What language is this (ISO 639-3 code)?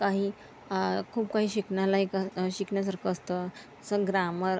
mar